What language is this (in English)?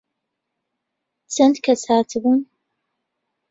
Central Kurdish